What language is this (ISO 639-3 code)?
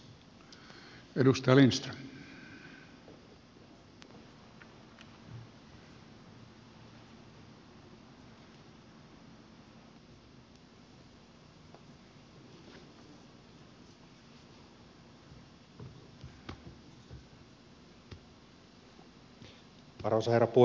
fin